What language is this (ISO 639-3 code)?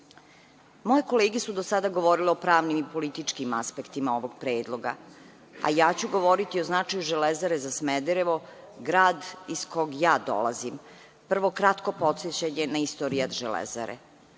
srp